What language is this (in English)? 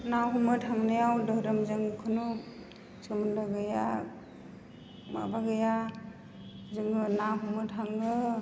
Bodo